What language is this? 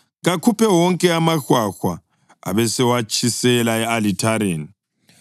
North Ndebele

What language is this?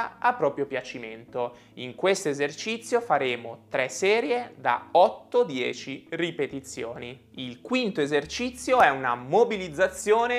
Italian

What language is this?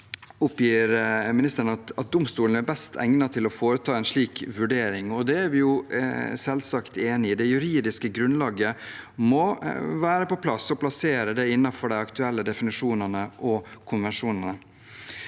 Norwegian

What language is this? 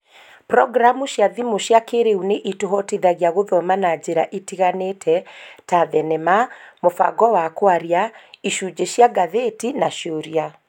Kikuyu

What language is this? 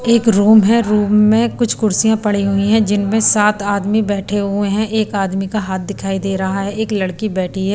Hindi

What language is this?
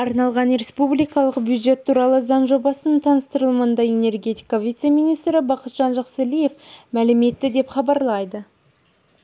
Kazakh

